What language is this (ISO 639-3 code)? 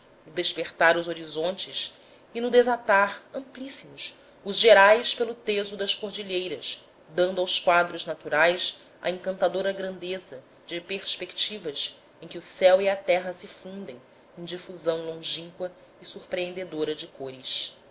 por